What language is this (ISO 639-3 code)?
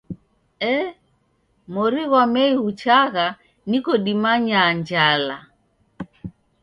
dav